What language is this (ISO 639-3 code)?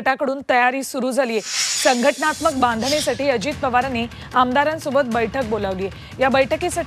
hin